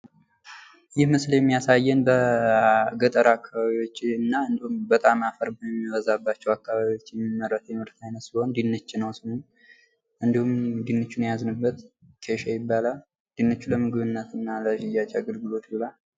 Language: Amharic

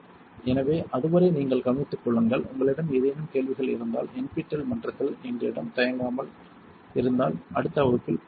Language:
Tamil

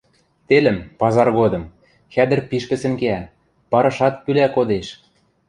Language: Western Mari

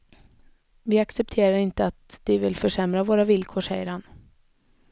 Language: Swedish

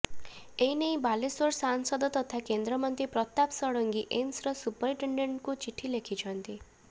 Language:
Odia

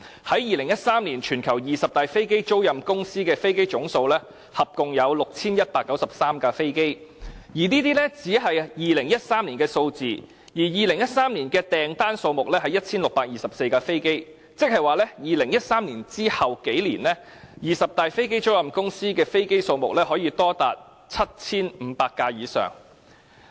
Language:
Cantonese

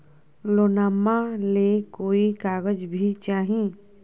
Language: Magahi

